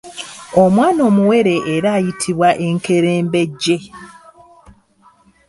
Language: Ganda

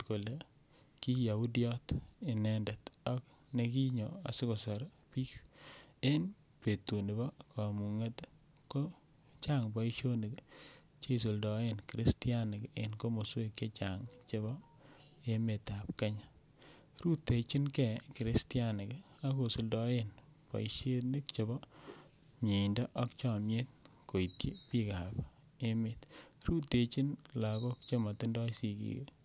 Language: Kalenjin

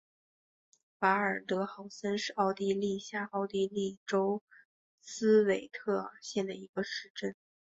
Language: Chinese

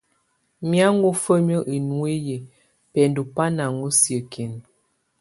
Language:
Tunen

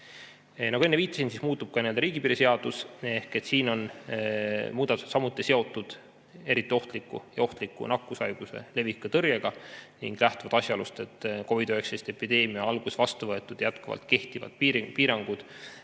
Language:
Estonian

